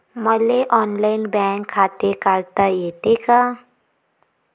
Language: Marathi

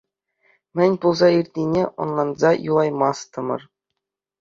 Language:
Chuvash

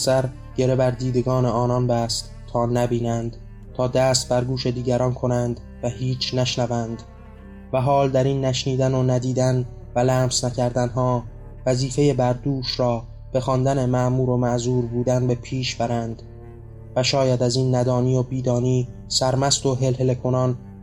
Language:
Persian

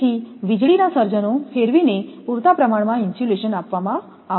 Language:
Gujarati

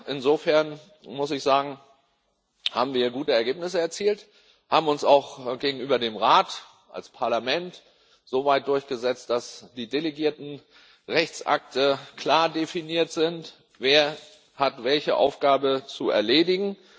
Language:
German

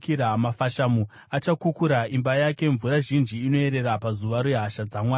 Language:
Shona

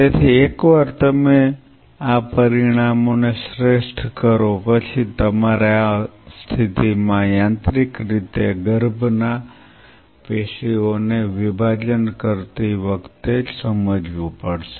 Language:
Gujarati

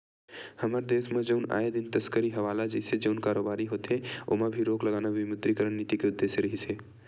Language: Chhattisgarhi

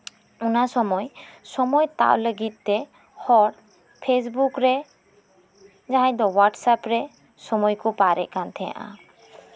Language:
Santali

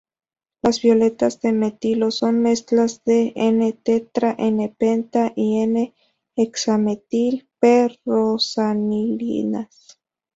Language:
Spanish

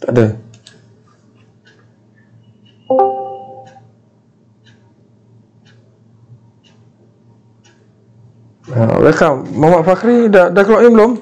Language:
Malay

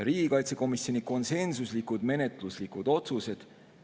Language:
Estonian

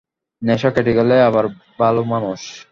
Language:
Bangla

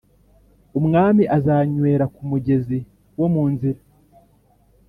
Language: Kinyarwanda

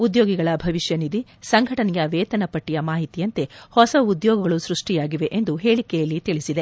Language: Kannada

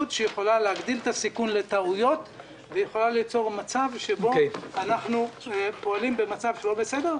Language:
Hebrew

